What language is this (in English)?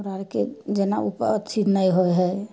Maithili